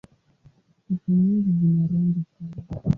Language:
Swahili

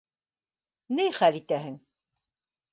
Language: Bashkir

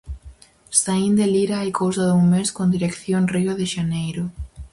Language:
Galician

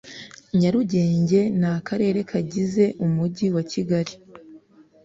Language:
Kinyarwanda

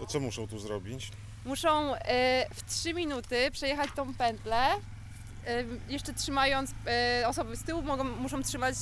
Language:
Polish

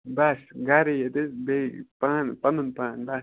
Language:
Kashmiri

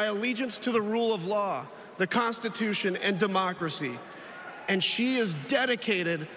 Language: English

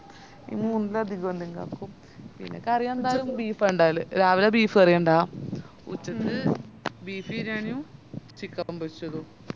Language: Malayalam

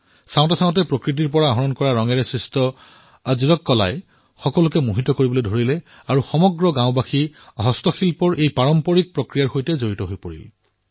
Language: Assamese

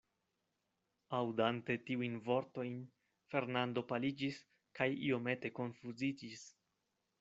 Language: Esperanto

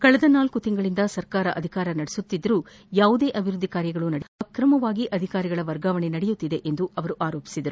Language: Kannada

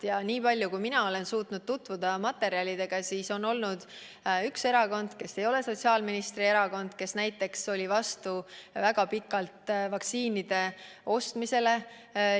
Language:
Estonian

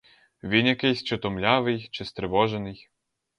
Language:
Ukrainian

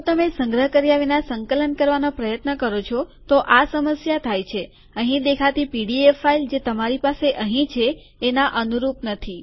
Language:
Gujarati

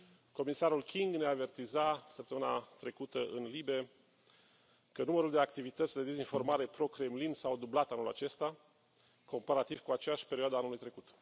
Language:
Romanian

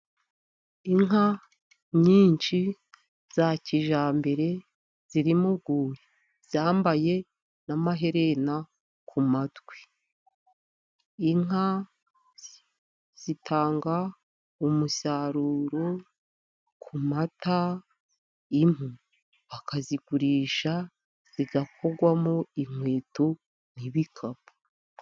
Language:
Kinyarwanda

